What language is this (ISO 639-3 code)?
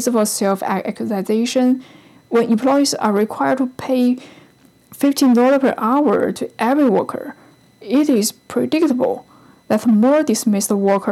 eng